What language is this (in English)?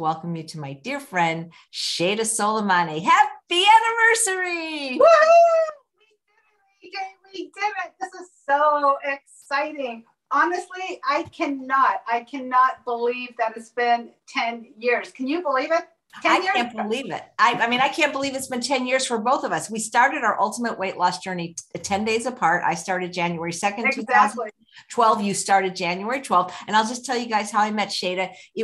English